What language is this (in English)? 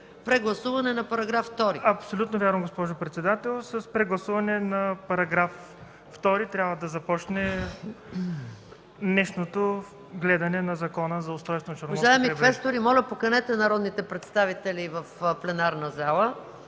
Bulgarian